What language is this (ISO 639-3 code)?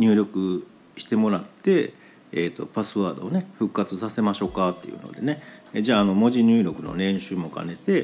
jpn